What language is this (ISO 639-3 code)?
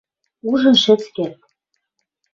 mrj